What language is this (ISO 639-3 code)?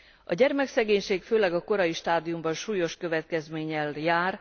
hun